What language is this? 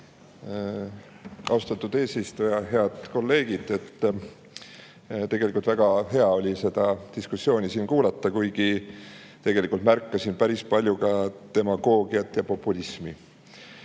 Estonian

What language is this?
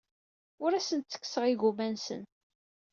Kabyle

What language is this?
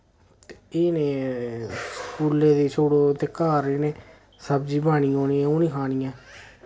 Dogri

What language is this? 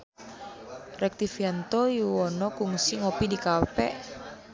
Sundanese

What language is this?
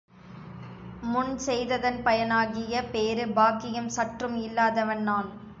Tamil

